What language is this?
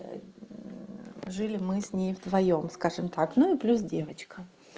Russian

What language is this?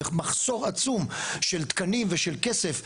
Hebrew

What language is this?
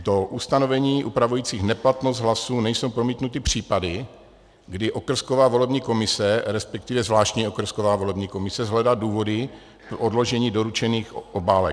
Czech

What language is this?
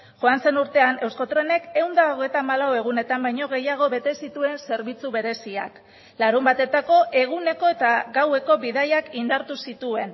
Basque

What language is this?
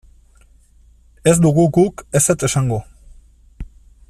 Basque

